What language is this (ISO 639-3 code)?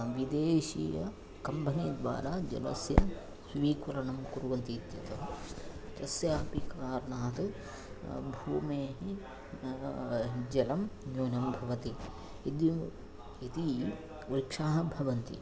san